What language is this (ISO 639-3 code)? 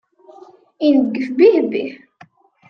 kab